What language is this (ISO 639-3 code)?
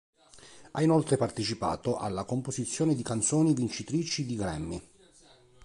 ita